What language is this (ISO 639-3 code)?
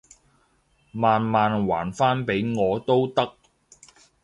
yue